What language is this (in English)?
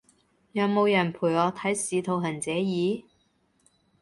Cantonese